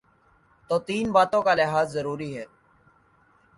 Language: Urdu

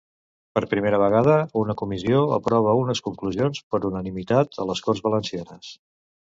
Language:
Catalan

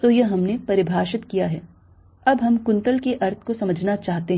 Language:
Hindi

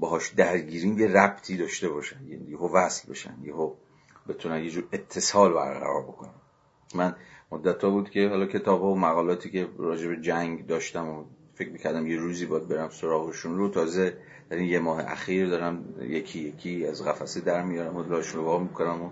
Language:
Persian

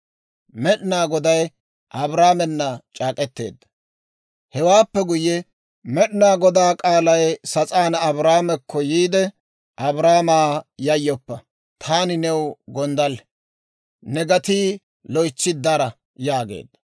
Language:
Dawro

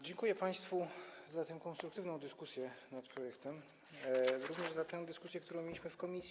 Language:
Polish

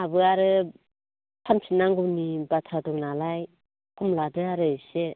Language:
Bodo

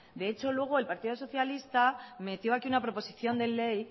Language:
Spanish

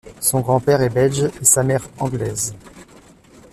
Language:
French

